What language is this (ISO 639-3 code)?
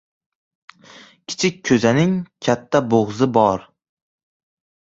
uzb